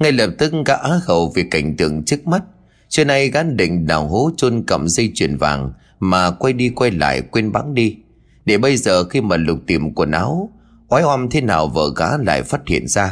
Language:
Vietnamese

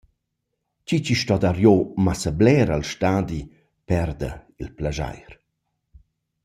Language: Romansh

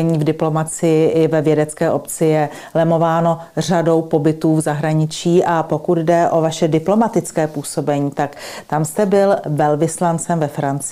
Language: Czech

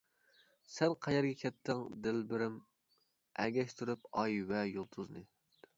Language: Uyghur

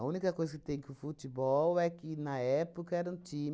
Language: Portuguese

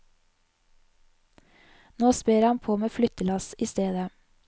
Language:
Norwegian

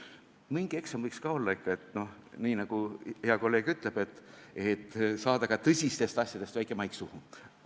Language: Estonian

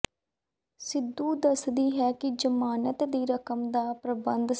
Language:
Punjabi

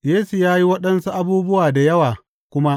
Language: Hausa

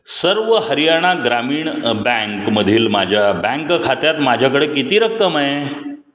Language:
Marathi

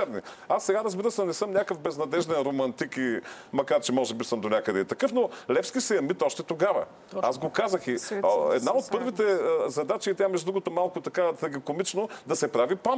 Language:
Bulgarian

